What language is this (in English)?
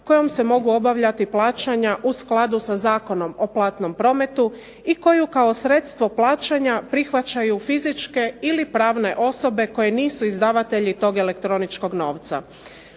Croatian